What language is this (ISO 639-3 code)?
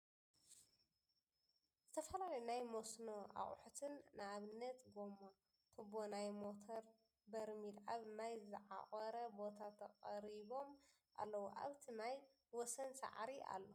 tir